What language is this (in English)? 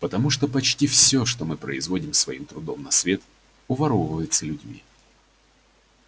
Russian